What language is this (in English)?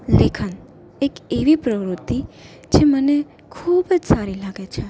Gujarati